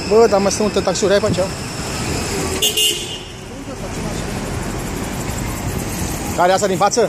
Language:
Romanian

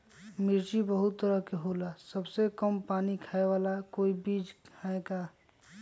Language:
Magahi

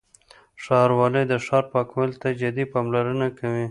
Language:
Pashto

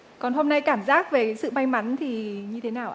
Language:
Vietnamese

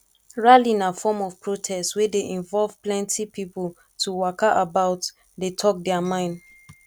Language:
Nigerian Pidgin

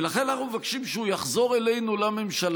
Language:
Hebrew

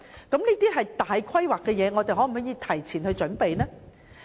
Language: Cantonese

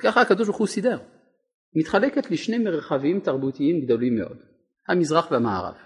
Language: Hebrew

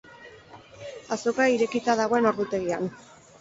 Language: Basque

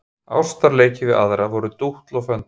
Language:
Icelandic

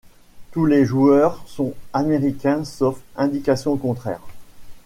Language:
French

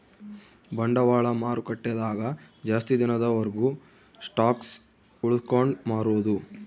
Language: Kannada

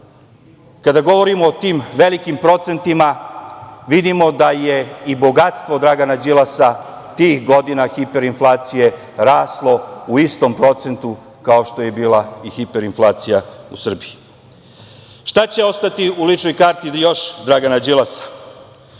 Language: Serbian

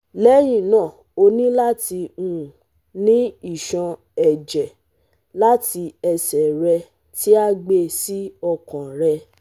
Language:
Yoruba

